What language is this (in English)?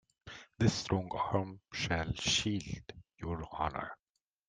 English